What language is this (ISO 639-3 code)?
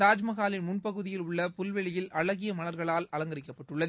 tam